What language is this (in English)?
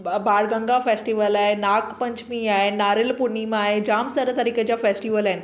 Sindhi